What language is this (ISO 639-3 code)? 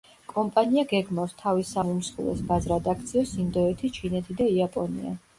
kat